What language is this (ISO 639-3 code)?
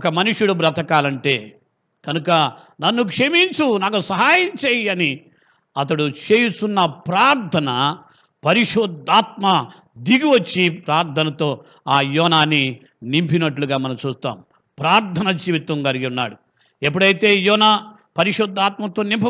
tel